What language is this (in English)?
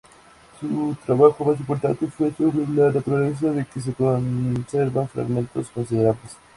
Spanish